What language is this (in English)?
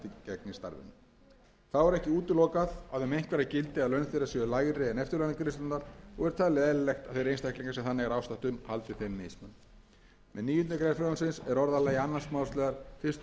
Icelandic